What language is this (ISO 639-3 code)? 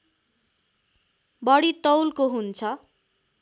nep